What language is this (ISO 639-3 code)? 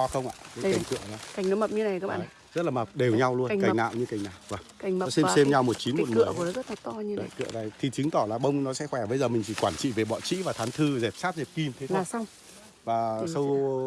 vie